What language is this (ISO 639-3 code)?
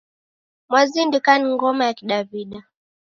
dav